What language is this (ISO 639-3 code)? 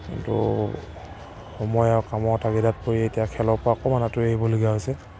asm